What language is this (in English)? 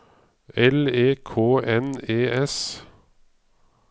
Norwegian